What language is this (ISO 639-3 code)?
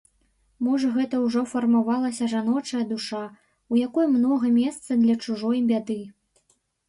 bel